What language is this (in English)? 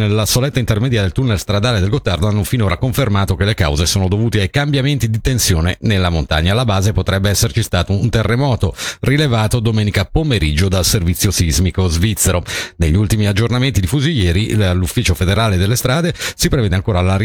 Italian